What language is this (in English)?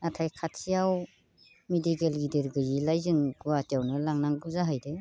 Bodo